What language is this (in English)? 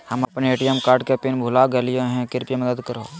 Magahi